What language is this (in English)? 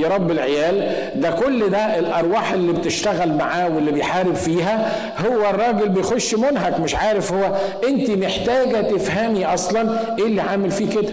Arabic